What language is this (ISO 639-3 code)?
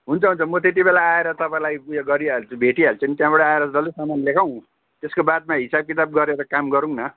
nep